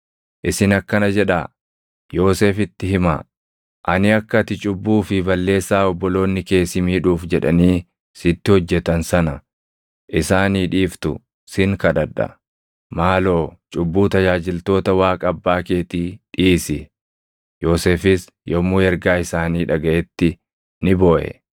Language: Oromo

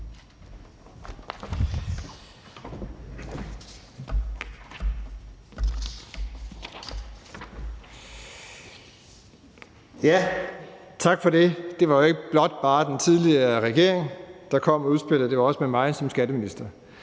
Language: Danish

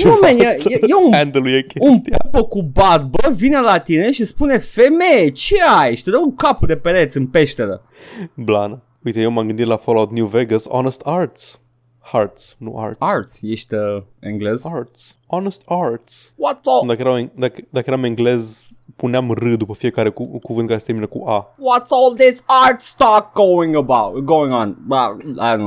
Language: Romanian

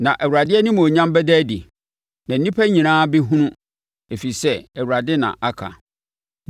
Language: Akan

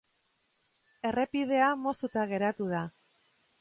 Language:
Basque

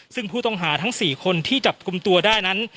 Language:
Thai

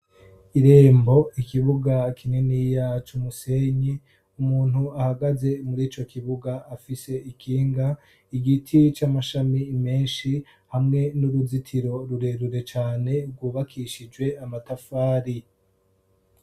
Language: Rundi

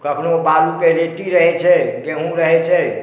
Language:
Maithili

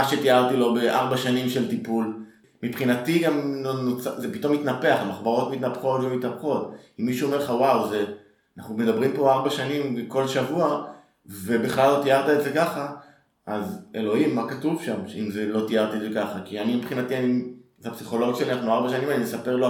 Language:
Hebrew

